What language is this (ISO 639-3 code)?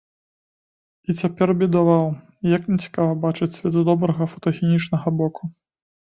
bel